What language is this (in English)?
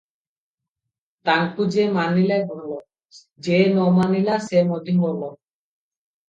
Odia